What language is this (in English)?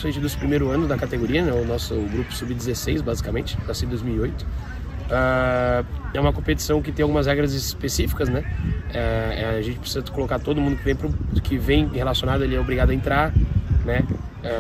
Portuguese